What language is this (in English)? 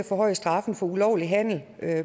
Danish